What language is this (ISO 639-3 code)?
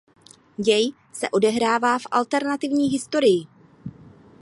ces